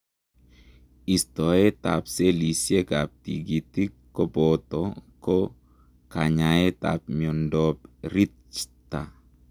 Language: Kalenjin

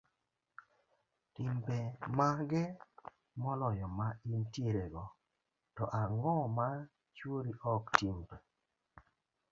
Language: Luo (Kenya and Tanzania)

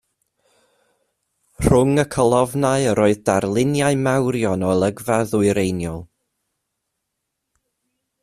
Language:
Welsh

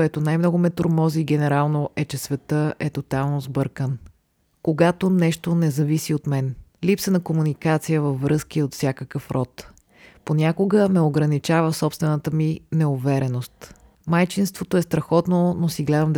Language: Bulgarian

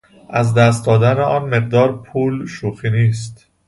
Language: Persian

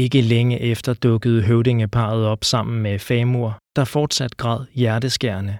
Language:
Danish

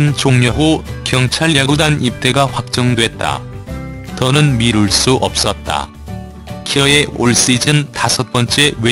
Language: Korean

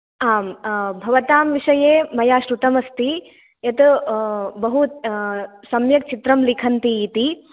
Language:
Sanskrit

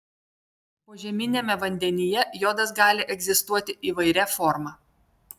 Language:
Lithuanian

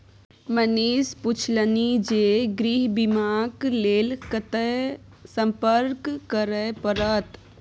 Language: Maithili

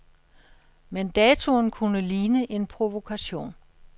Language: Danish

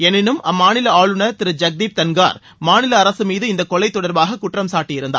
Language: Tamil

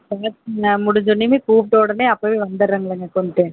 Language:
Tamil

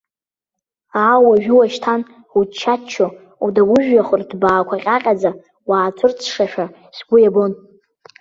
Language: Abkhazian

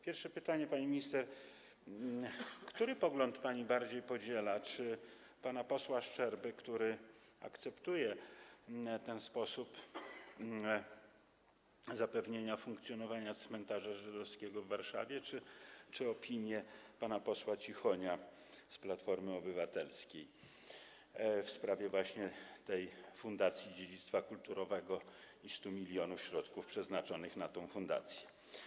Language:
Polish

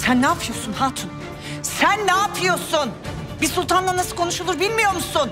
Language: Turkish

